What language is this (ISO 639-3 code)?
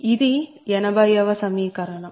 tel